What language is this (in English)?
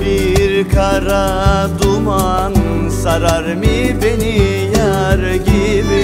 Turkish